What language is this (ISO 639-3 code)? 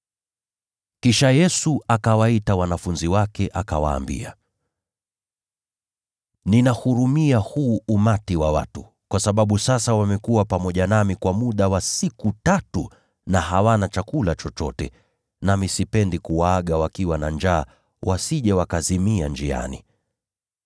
swa